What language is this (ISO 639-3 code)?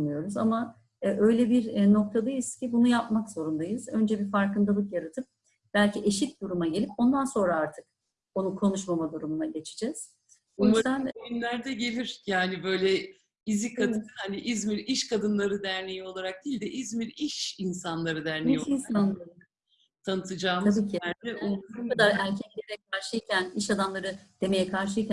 tur